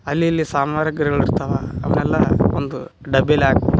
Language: Kannada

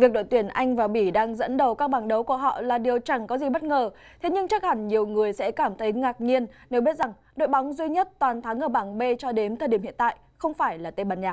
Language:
Vietnamese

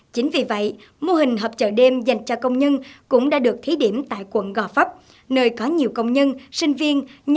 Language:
Vietnamese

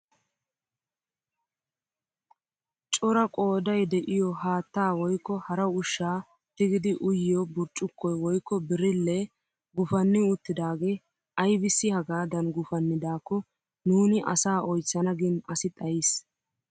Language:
Wolaytta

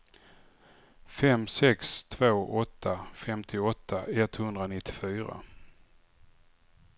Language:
Swedish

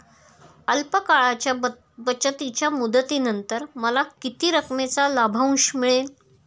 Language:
Marathi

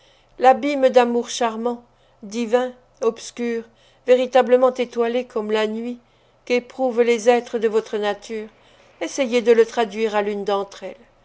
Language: French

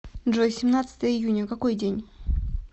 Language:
Russian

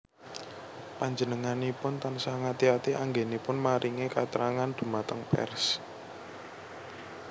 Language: Javanese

